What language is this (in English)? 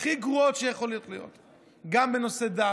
Hebrew